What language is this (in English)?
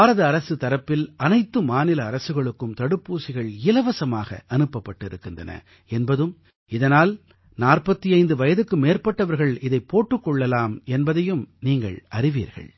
Tamil